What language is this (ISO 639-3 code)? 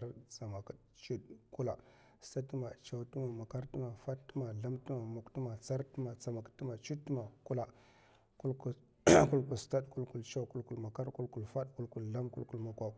maf